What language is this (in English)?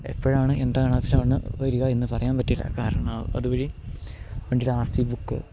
Malayalam